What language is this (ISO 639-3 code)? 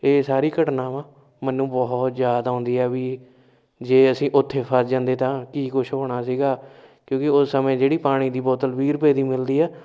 pan